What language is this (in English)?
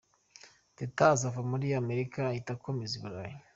Kinyarwanda